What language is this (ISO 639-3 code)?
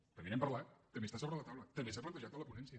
cat